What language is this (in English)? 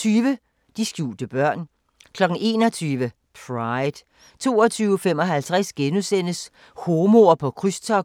Danish